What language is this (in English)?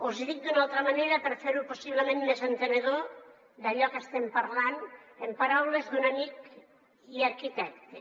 Catalan